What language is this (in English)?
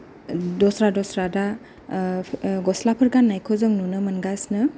Bodo